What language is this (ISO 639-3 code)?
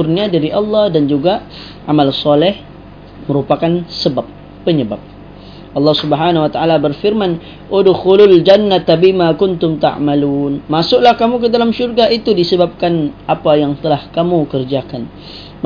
msa